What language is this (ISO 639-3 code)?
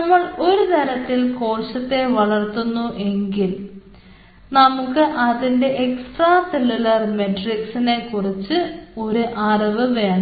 mal